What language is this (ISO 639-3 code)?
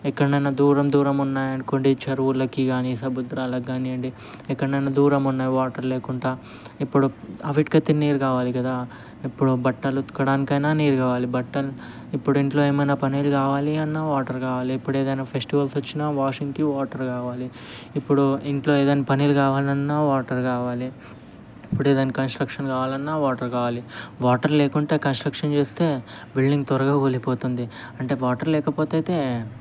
tel